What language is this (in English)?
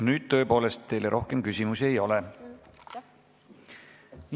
Estonian